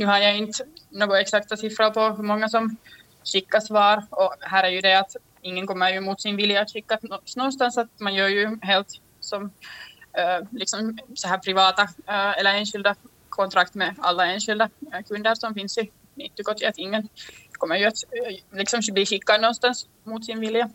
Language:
Swedish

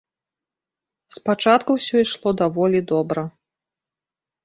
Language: Belarusian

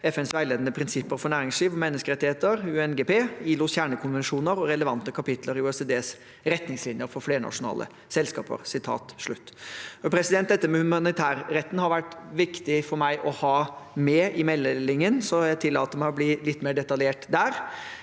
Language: Norwegian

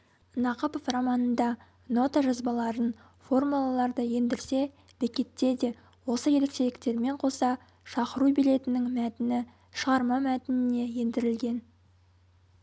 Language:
Kazakh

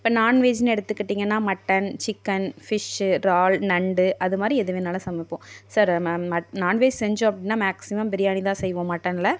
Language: Tamil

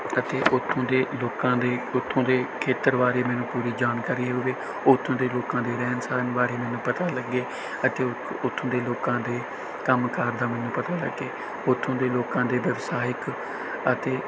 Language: Punjabi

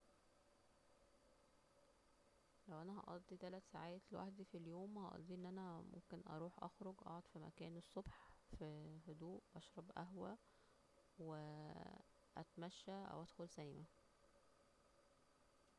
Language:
Egyptian Arabic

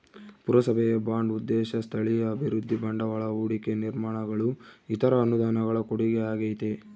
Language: Kannada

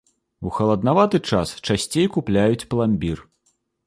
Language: Belarusian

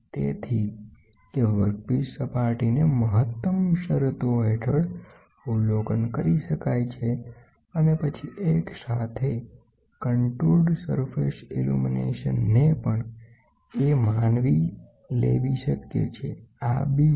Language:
Gujarati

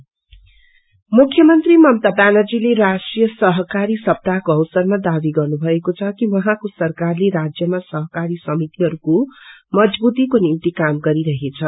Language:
Nepali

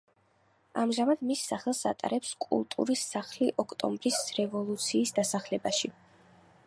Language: Georgian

